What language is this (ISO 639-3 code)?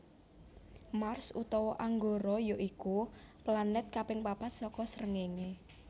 jav